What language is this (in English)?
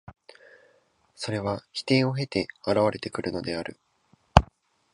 Japanese